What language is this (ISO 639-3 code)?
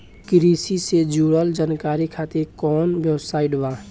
bho